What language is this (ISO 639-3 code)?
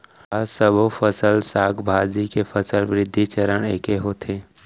hne